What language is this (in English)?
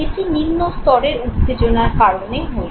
Bangla